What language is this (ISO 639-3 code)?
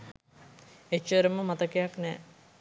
sin